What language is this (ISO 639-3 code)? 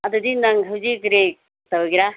mni